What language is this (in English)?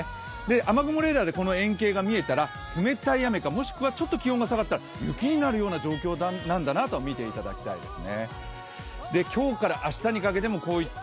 Japanese